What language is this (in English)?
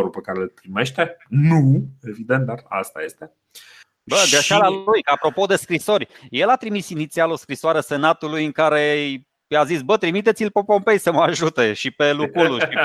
Romanian